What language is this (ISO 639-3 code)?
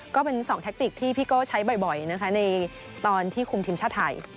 tha